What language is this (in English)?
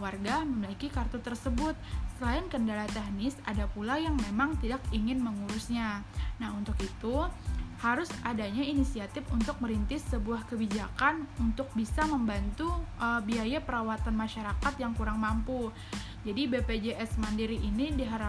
Indonesian